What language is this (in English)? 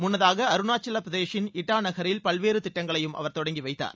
Tamil